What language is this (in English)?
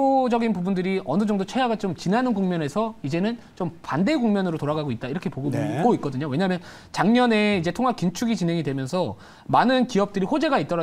Korean